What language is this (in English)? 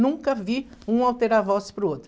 Portuguese